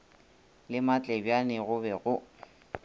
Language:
Northern Sotho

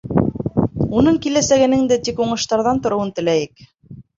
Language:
Bashkir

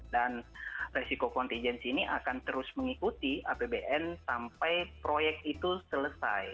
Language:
Indonesian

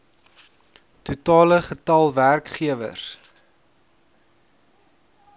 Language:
Afrikaans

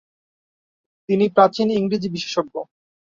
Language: Bangla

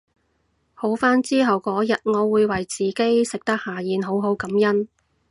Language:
Cantonese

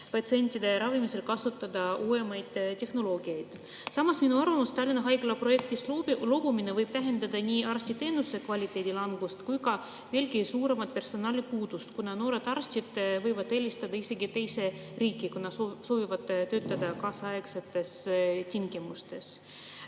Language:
Estonian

